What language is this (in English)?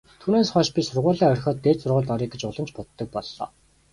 Mongolian